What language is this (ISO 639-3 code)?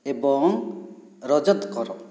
ori